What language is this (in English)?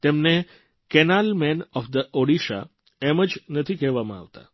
Gujarati